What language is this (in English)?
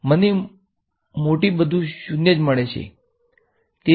Gujarati